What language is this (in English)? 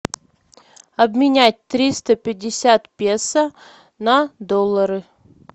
Russian